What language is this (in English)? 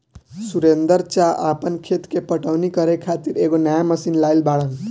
Bhojpuri